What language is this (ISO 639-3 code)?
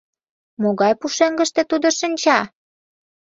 chm